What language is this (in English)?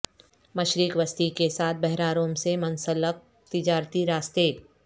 Urdu